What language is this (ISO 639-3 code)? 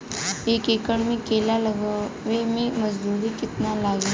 bho